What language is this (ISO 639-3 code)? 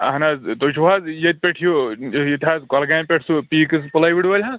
kas